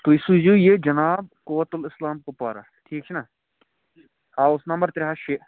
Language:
Kashmiri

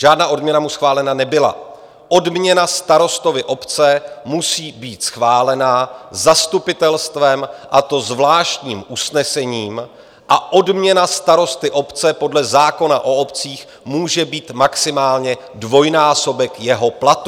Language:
Czech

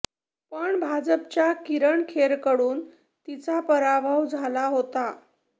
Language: Marathi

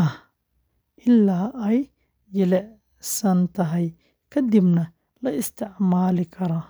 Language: Somali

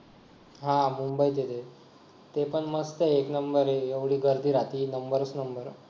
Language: Marathi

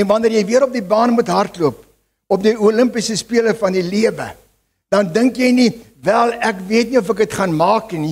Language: Dutch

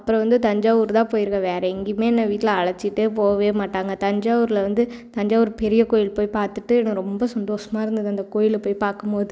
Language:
Tamil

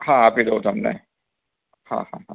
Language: Gujarati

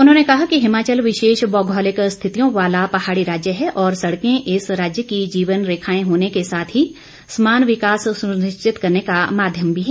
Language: Hindi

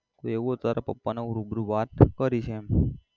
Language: Gujarati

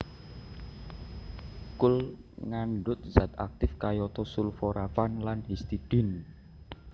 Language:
Javanese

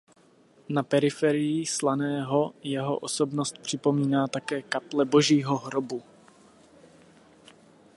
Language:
Czech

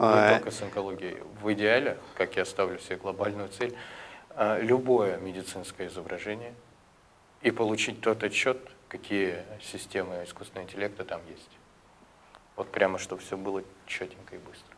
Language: Russian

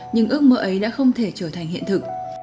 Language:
Vietnamese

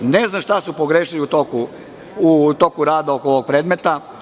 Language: Serbian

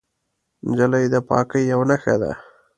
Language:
Pashto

